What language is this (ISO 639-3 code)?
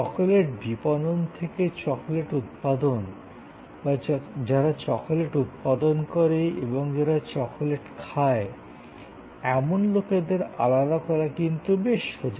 ben